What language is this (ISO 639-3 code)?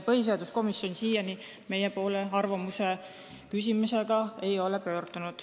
est